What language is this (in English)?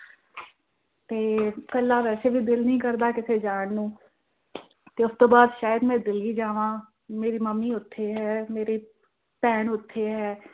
Punjabi